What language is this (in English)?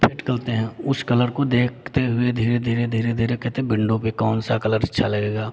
Hindi